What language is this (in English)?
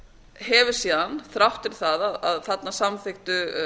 Icelandic